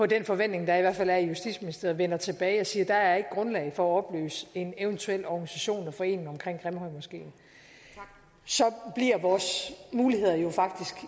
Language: Danish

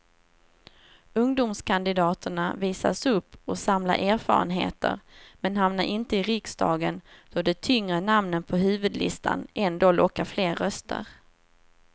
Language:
Swedish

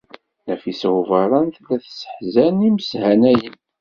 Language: Kabyle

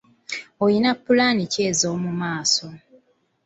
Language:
Ganda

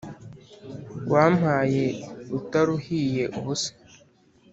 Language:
Kinyarwanda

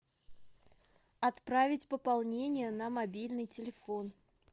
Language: Russian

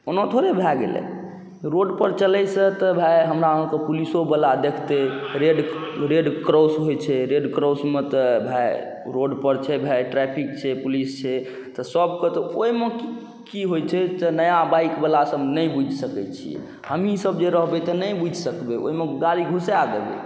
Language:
Maithili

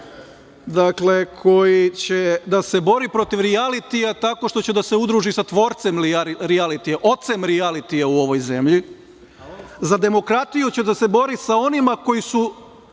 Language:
Serbian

